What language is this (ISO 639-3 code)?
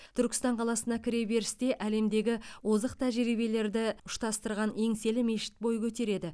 kaz